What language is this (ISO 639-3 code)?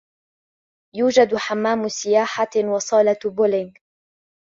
ara